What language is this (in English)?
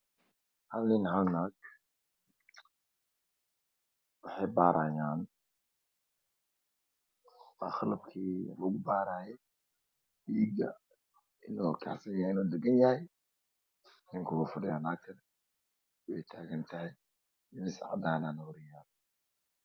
Somali